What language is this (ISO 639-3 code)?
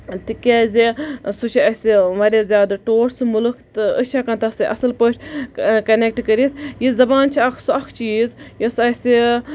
kas